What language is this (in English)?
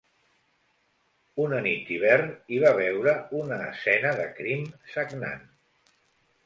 Catalan